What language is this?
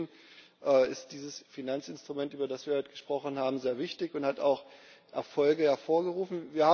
German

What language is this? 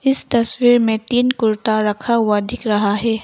Hindi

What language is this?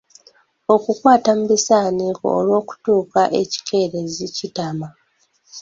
Ganda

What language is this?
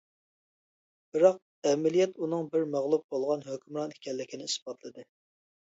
Uyghur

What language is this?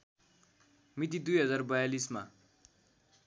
Nepali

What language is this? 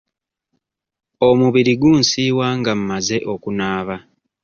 Ganda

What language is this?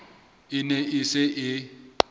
Southern Sotho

